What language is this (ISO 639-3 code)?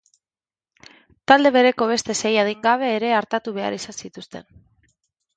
eus